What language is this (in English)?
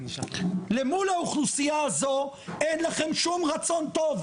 Hebrew